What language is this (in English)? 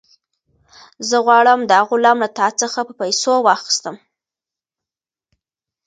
Pashto